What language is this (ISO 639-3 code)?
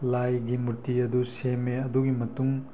mni